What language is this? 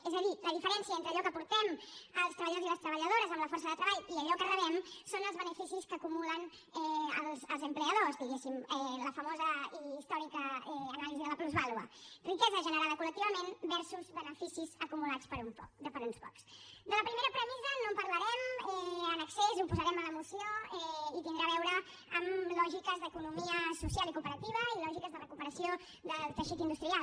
Catalan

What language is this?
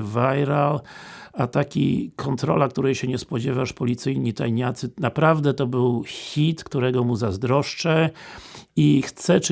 Polish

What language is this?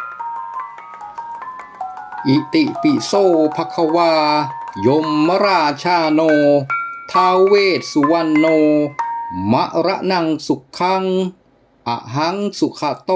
Thai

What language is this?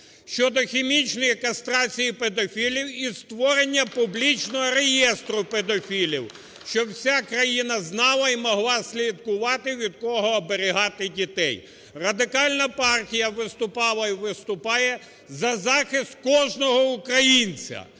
Ukrainian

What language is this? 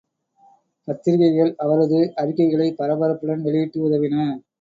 Tamil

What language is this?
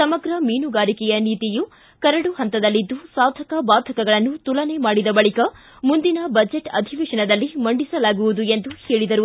Kannada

